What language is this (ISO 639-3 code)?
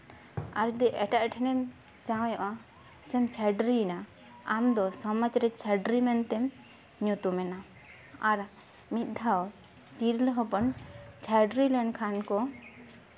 sat